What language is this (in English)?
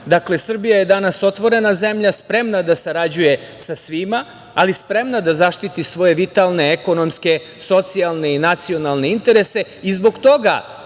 Serbian